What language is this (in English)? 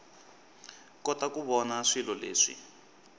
Tsonga